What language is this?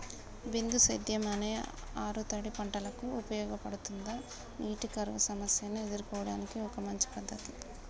Telugu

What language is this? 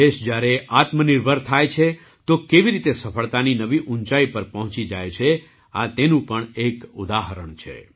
Gujarati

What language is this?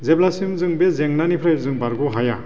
Bodo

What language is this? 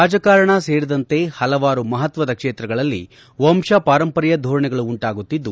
Kannada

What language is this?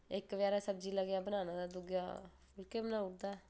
Dogri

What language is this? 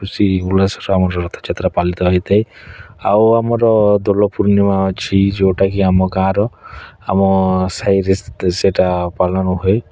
Odia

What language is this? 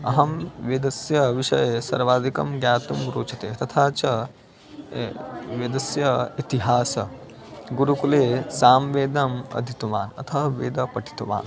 Sanskrit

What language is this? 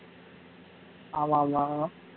Tamil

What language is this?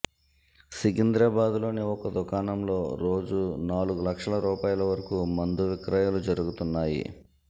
Telugu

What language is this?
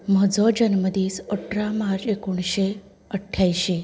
Konkani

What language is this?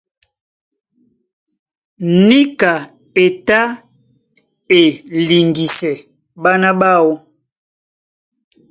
Duala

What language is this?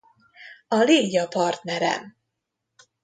Hungarian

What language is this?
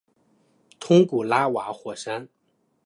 Chinese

